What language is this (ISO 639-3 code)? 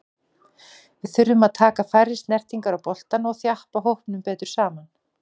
isl